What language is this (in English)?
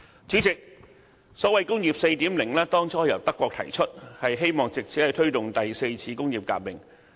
Cantonese